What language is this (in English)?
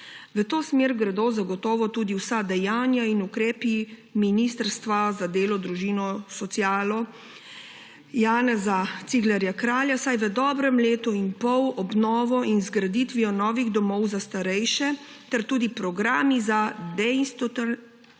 Slovenian